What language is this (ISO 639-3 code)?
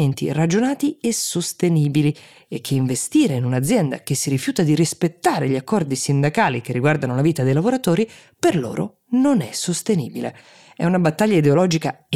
ita